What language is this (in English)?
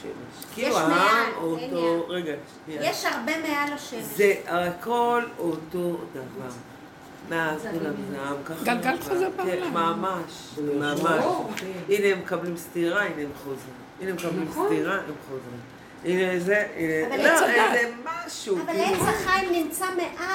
Hebrew